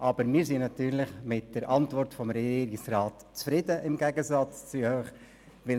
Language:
Swiss German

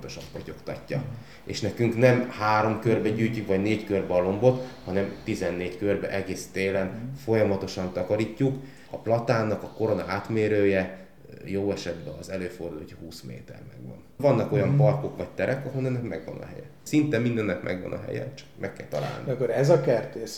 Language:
Hungarian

